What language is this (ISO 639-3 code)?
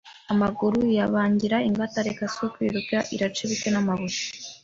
kin